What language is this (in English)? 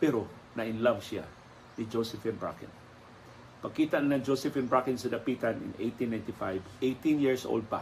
Filipino